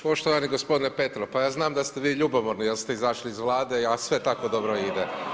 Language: Croatian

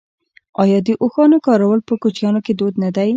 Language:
Pashto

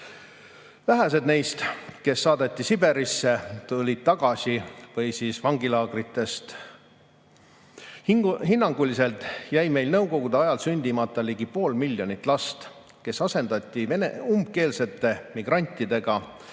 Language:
Estonian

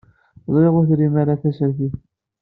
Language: Kabyle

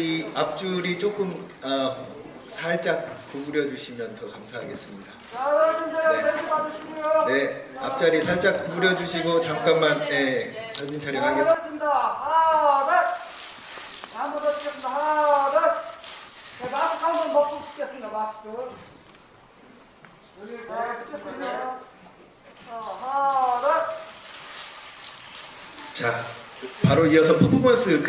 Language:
Korean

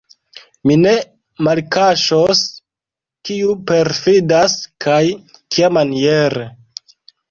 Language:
Esperanto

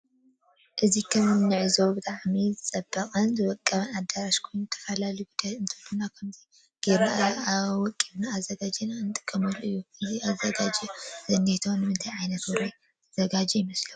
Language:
Tigrinya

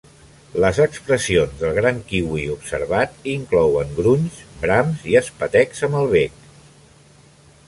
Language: Catalan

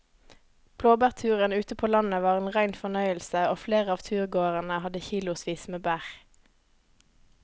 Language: Norwegian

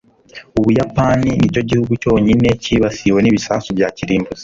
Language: Kinyarwanda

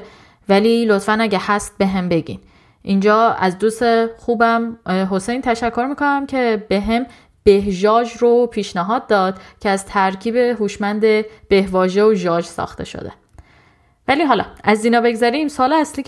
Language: Persian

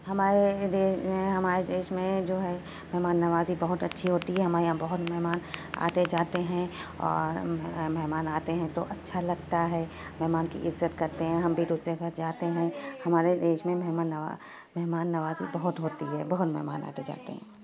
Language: Urdu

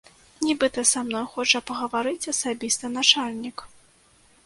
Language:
Belarusian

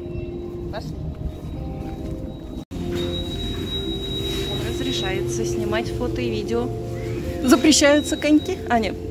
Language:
Russian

